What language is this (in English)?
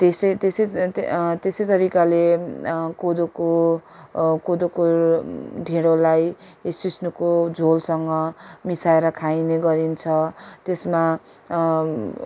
Nepali